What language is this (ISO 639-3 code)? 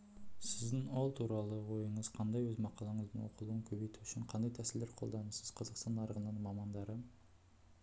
kaz